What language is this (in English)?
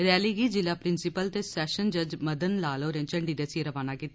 Dogri